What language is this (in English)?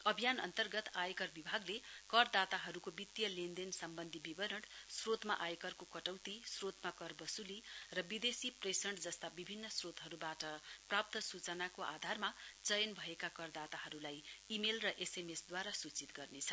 Nepali